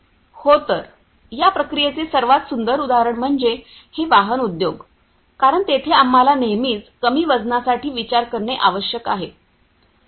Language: Marathi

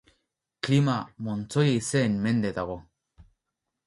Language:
Basque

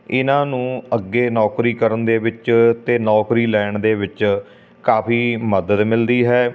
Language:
Punjabi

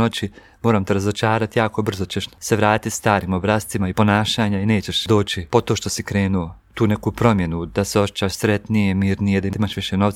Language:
Croatian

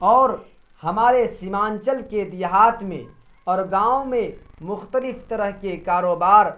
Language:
Urdu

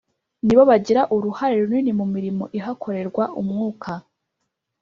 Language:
Kinyarwanda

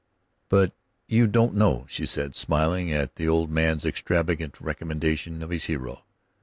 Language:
English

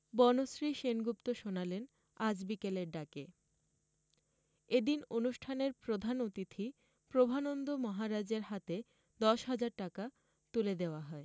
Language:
Bangla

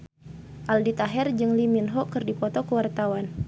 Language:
Sundanese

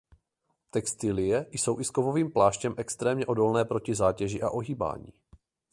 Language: Czech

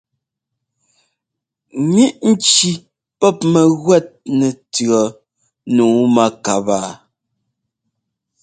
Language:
Ngomba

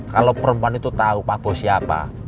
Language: Indonesian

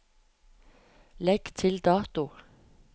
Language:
Norwegian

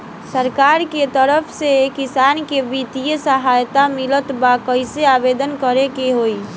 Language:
Bhojpuri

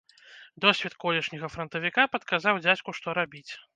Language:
Belarusian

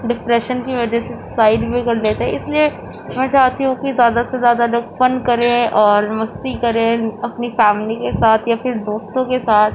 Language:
Urdu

